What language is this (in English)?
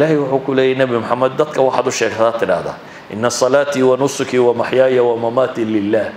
Arabic